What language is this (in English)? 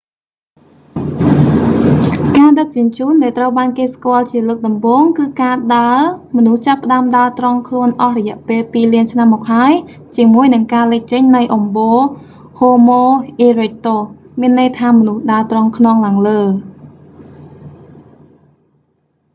Khmer